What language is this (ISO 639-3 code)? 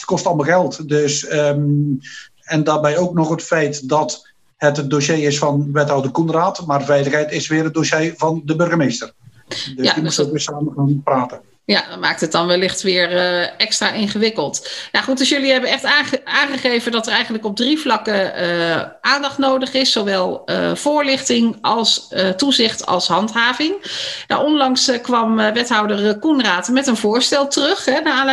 nld